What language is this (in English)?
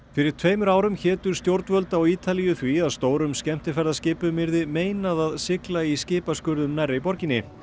Icelandic